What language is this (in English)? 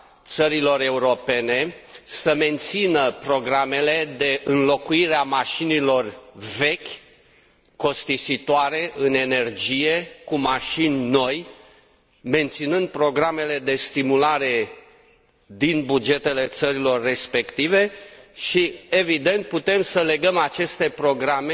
Romanian